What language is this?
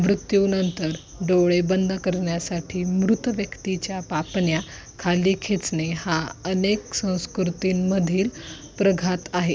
Marathi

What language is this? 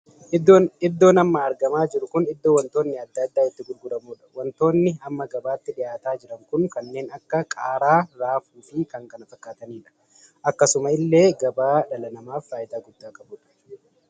Oromo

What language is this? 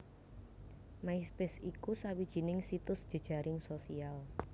Javanese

